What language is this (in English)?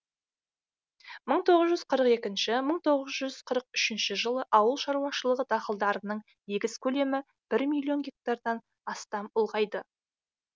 Kazakh